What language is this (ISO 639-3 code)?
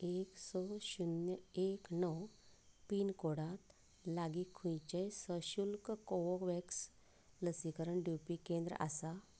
kok